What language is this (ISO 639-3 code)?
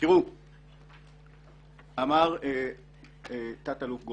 heb